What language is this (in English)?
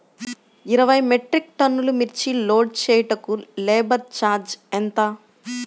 Telugu